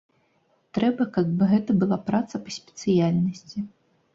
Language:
Belarusian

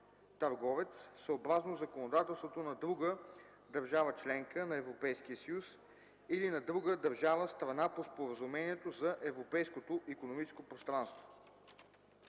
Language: Bulgarian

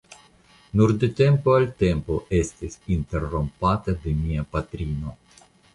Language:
Esperanto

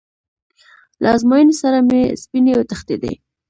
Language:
Pashto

